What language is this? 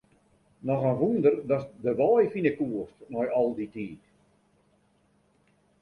Western Frisian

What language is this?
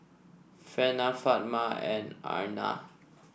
English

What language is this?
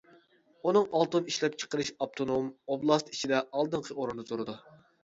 Uyghur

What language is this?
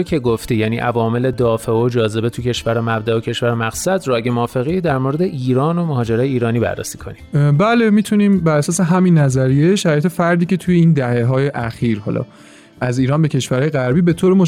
Persian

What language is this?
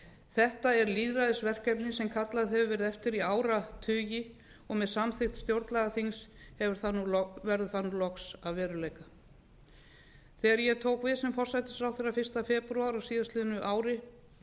Icelandic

